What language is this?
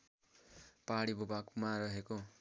Nepali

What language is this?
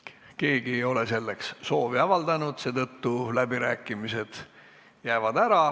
Estonian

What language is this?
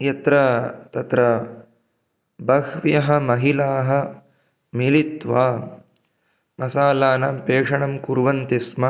Sanskrit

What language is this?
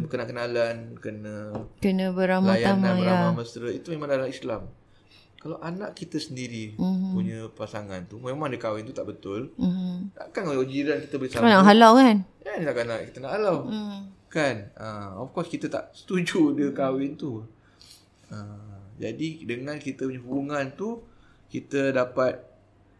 Malay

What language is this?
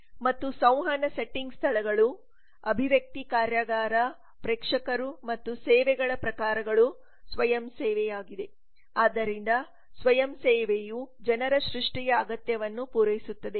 Kannada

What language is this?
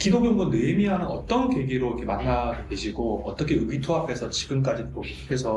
Korean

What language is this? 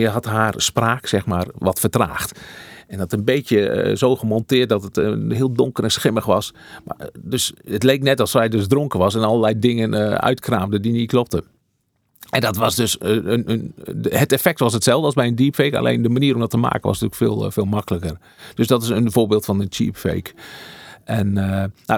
Dutch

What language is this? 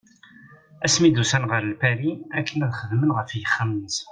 Kabyle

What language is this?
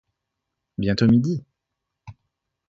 French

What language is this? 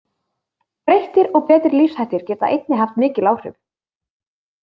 Icelandic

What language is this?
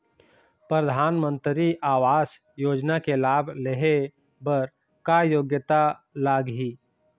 Chhattisgarhi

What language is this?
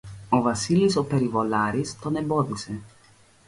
Greek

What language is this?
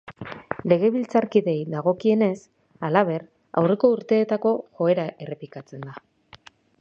Basque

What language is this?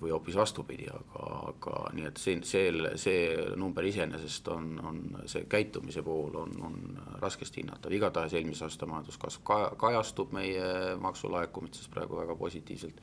Finnish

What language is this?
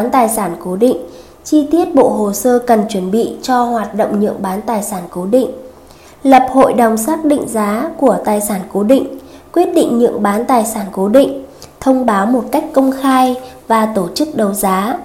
Vietnamese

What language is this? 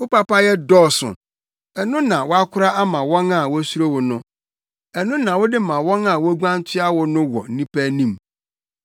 Akan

